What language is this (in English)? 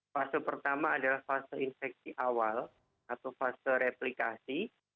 Indonesian